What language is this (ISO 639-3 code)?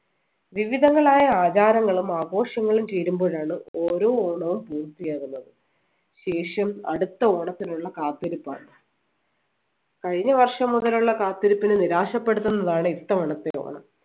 mal